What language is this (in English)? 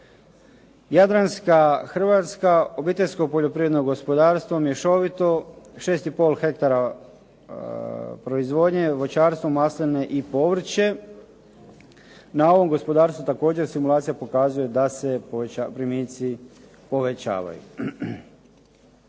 Croatian